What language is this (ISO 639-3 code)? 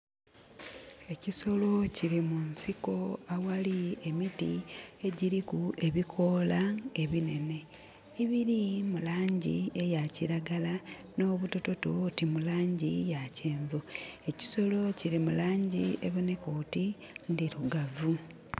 xog